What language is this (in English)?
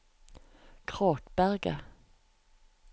Norwegian